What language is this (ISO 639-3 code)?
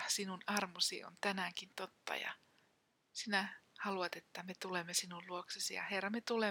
fin